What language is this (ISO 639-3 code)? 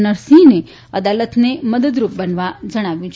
guj